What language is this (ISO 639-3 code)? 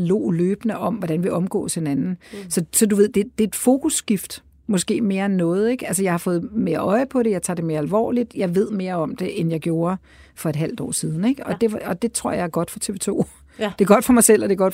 dan